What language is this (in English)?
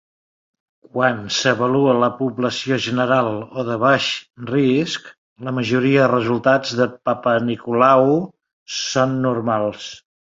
Catalan